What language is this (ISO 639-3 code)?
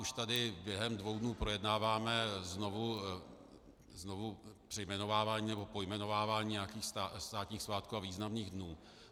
ces